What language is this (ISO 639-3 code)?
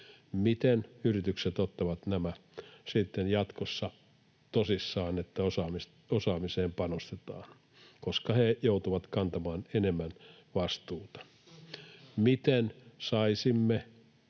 fin